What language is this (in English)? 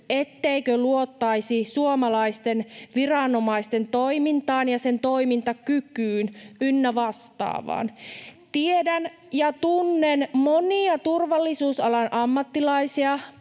Finnish